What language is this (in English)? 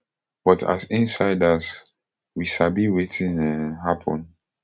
Nigerian Pidgin